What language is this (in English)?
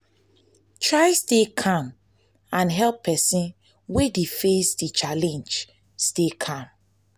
Nigerian Pidgin